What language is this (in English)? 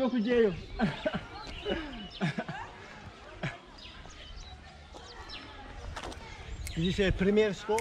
Turkish